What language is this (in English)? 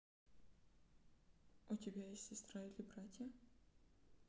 Russian